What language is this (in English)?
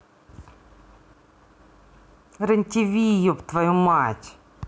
Russian